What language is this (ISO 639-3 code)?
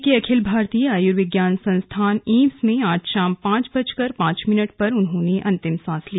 hin